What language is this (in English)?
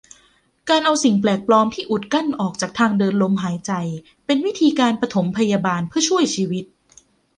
Thai